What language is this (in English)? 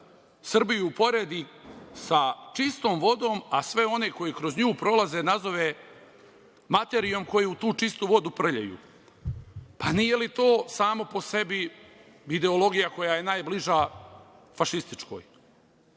Serbian